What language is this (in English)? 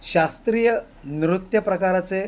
Marathi